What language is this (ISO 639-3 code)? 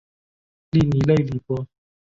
zho